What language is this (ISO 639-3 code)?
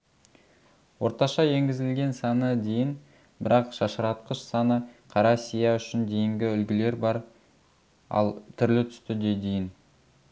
kaz